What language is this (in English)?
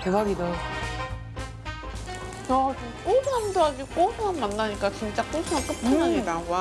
Korean